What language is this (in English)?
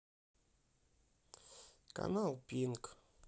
Russian